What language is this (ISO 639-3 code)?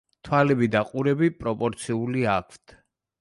kat